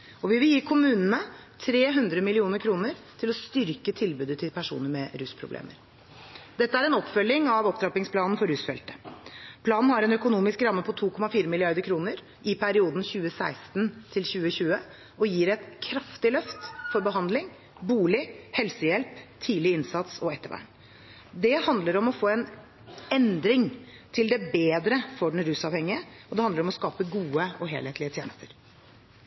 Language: Norwegian Bokmål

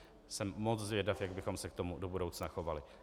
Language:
Czech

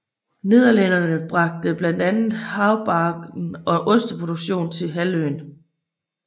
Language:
Danish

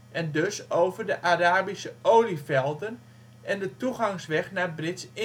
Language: Dutch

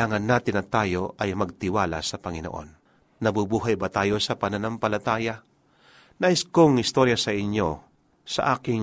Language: Filipino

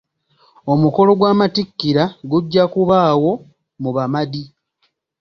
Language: Ganda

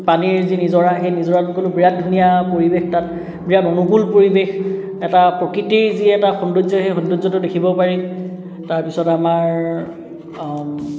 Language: Assamese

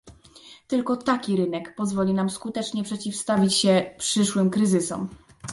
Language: Polish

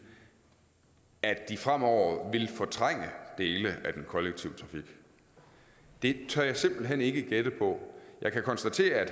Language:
Danish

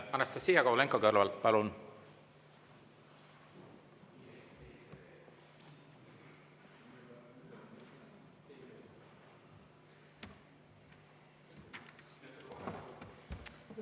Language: Estonian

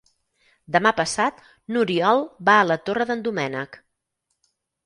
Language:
Catalan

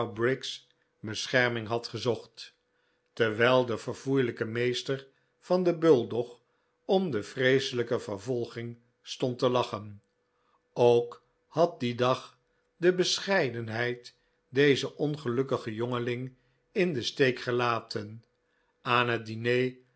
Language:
Dutch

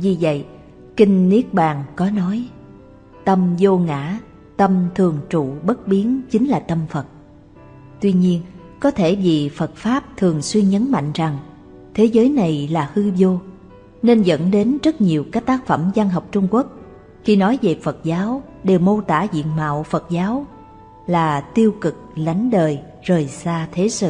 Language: Vietnamese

